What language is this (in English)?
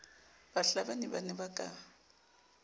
Southern Sotho